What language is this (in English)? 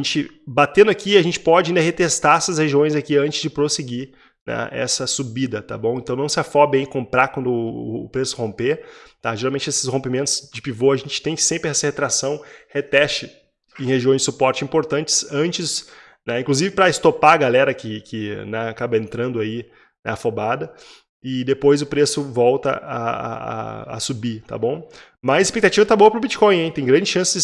Portuguese